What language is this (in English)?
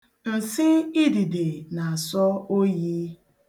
Igbo